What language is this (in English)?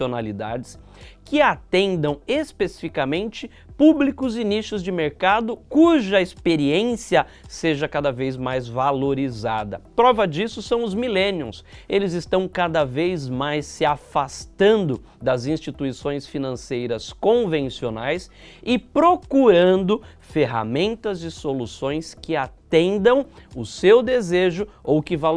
Portuguese